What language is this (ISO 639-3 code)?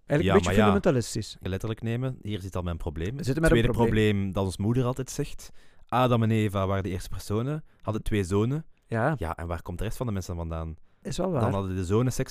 nld